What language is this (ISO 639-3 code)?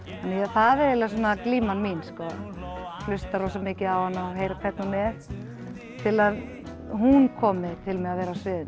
isl